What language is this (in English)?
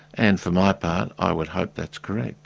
English